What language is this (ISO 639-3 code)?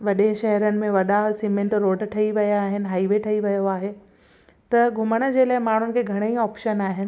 snd